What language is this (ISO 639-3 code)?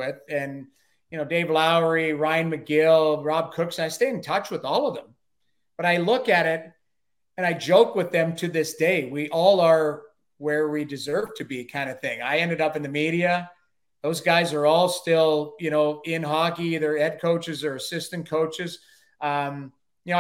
eng